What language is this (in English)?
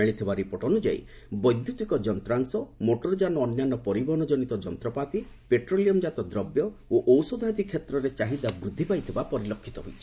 Odia